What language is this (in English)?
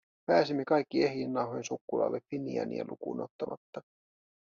Finnish